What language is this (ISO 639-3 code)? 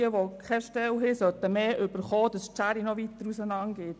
gsw